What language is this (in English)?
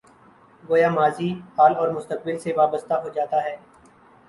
Urdu